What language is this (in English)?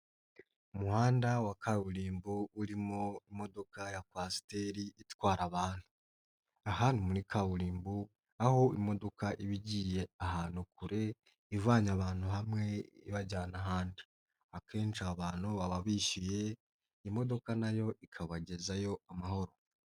Kinyarwanda